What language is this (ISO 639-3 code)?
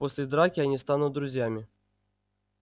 rus